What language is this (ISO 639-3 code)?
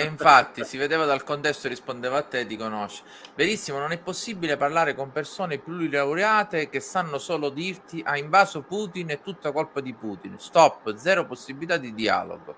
ita